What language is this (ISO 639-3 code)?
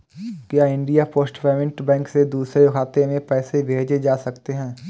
hin